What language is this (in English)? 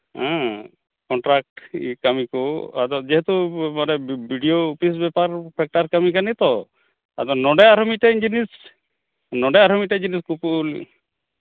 Santali